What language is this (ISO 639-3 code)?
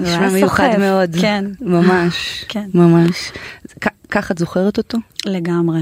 heb